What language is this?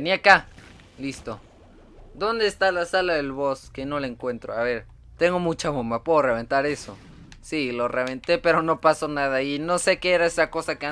Spanish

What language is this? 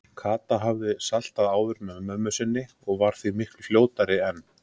Icelandic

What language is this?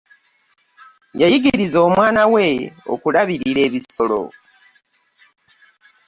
Ganda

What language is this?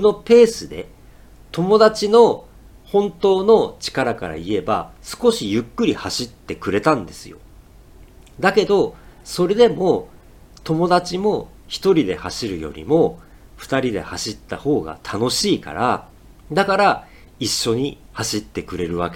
Japanese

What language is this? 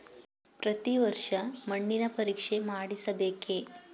Kannada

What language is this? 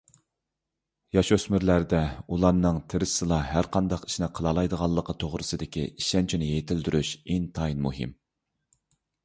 Uyghur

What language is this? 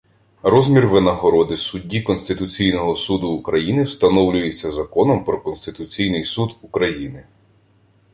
Ukrainian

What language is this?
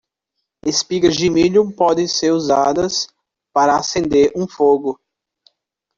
Portuguese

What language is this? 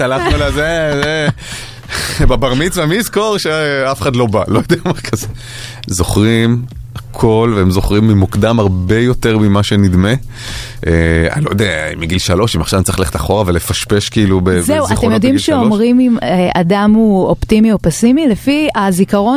Hebrew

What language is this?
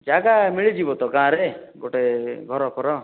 Odia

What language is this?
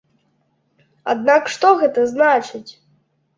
Belarusian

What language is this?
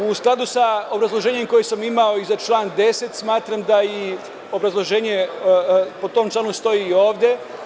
Serbian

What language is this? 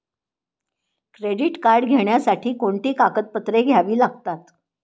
Marathi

